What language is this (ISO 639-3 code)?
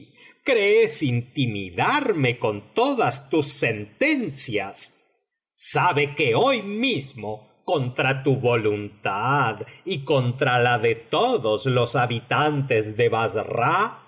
spa